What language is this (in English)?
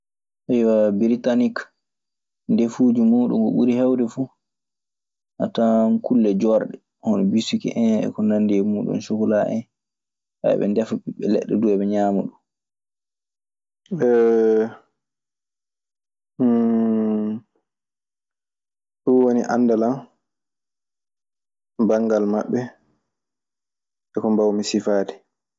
Maasina Fulfulde